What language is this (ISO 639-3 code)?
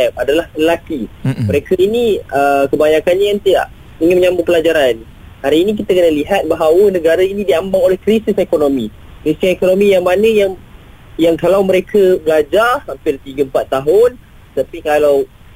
msa